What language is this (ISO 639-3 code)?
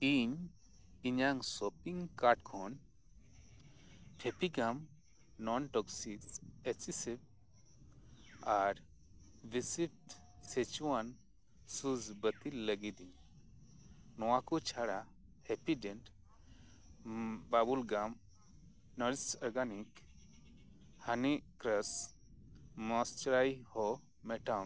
sat